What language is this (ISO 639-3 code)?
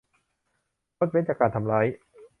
tha